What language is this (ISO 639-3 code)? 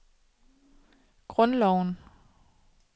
dan